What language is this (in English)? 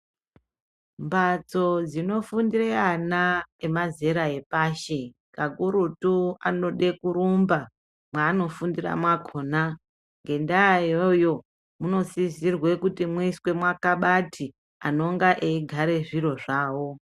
Ndau